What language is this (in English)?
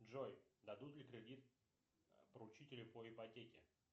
Russian